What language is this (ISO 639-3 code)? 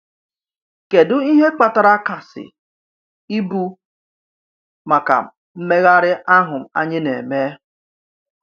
ibo